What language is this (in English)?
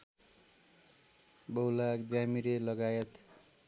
Nepali